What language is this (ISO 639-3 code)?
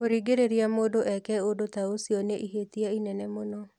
kik